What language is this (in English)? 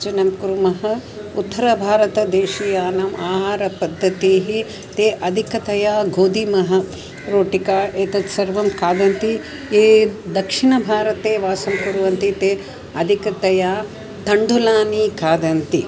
Sanskrit